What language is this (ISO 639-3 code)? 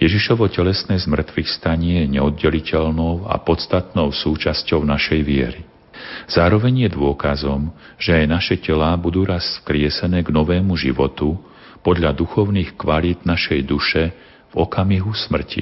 slk